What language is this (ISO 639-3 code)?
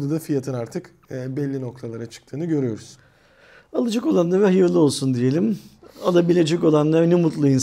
tur